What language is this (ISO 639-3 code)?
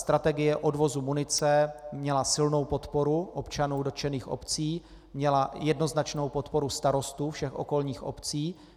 ces